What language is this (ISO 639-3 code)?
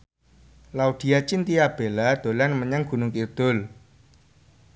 jav